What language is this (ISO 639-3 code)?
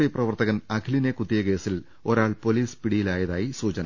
mal